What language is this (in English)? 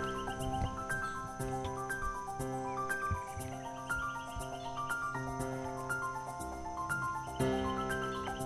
Portuguese